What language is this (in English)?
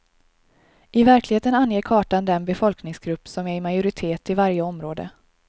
Swedish